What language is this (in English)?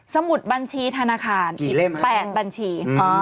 Thai